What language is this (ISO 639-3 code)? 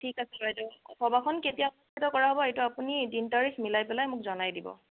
asm